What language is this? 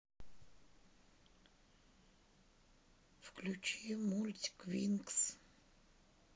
Russian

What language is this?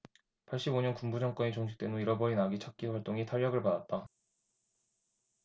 Korean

